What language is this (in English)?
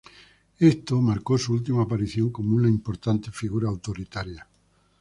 Spanish